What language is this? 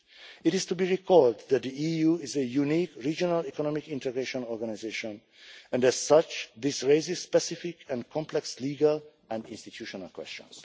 English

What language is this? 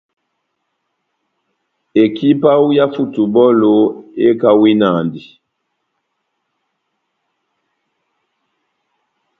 Batanga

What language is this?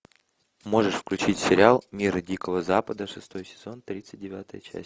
Russian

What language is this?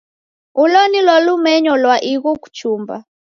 Taita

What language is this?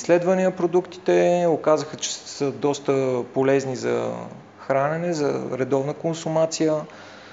Bulgarian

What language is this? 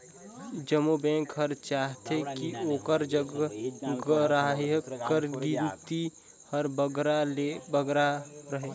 Chhattisgarhi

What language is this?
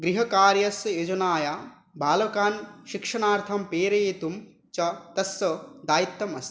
Sanskrit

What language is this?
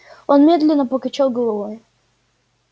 Russian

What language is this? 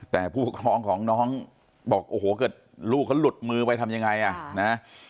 Thai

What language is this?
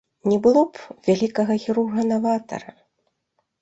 Belarusian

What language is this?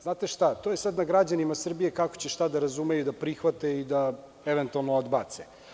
Serbian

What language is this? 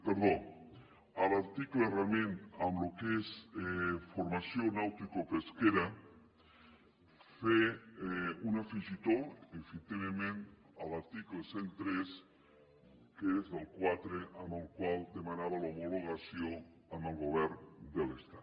Catalan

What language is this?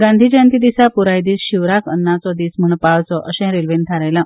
Konkani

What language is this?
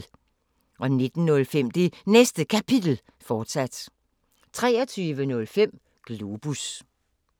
Danish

